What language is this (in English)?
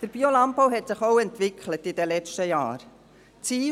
Swiss German